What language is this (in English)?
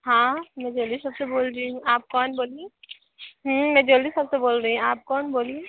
Hindi